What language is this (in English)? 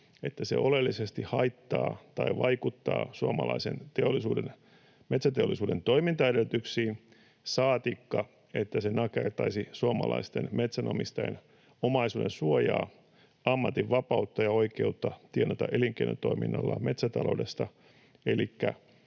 Finnish